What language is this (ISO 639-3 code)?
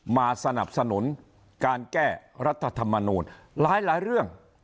tha